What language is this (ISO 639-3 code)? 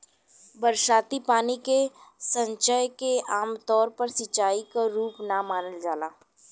bho